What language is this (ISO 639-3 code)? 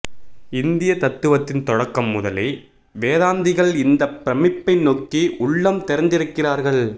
tam